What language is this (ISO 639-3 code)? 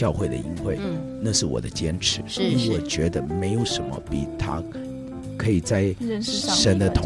zho